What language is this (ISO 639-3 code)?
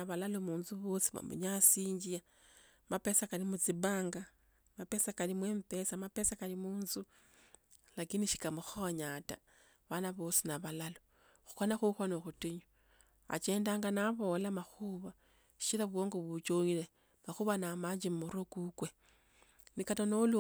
lto